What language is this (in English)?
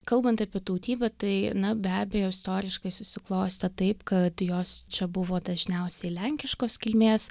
Lithuanian